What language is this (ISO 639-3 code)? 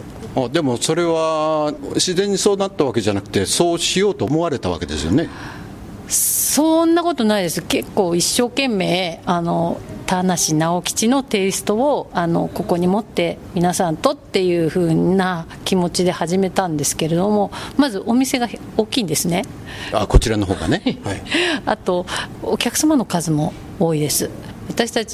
jpn